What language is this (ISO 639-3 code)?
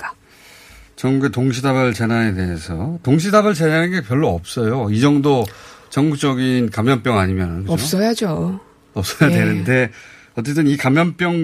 kor